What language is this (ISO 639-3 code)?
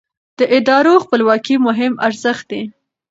pus